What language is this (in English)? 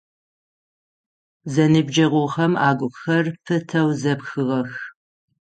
Adyghe